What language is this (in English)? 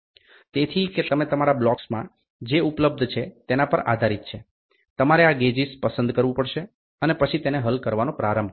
Gujarati